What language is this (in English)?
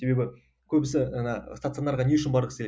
Kazakh